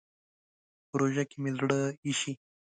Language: Pashto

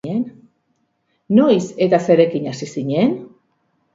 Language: Basque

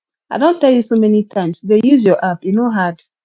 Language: Nigerian Pidgin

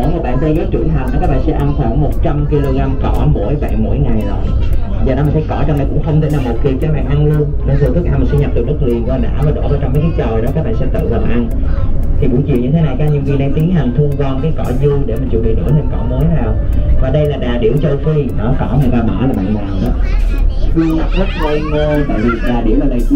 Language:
Vietnamese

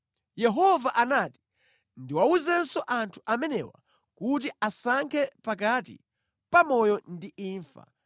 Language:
Nyanja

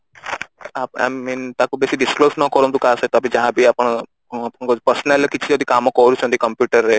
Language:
Odia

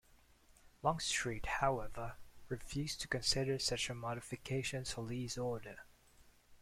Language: English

